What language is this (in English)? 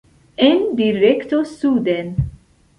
Esperanto